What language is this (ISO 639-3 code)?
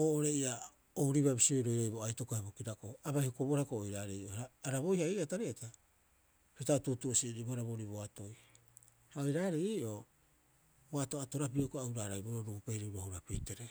kyx